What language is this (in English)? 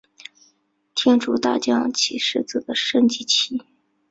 Chinese